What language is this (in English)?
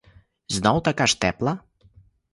Ukrainian